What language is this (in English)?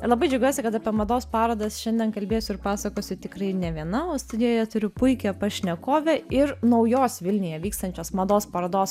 Lithuanian